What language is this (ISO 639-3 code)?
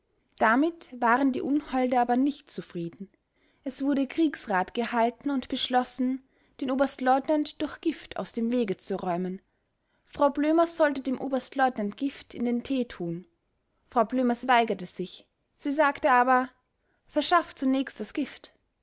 deu